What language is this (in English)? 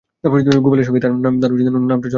Bangla